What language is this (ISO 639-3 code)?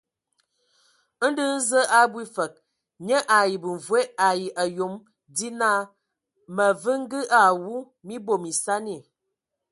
ewo